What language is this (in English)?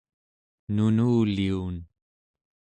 Central Yupik